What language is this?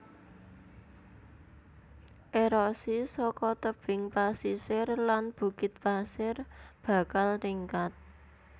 Javanese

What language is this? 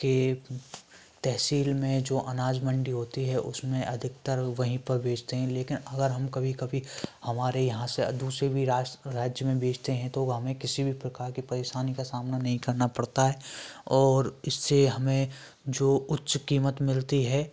Hindi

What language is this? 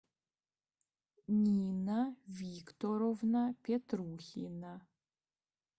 Russian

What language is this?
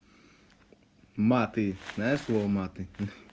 Russian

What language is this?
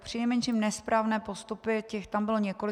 Czech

